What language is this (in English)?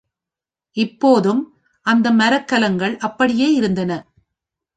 Tamil